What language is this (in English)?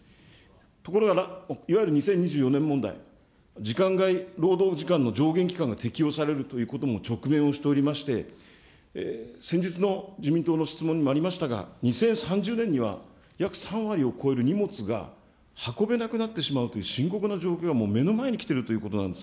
Japanese